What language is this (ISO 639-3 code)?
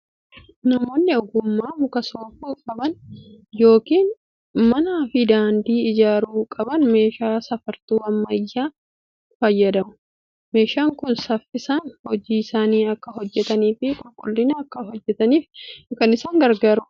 orm